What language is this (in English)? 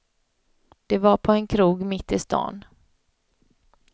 Swedish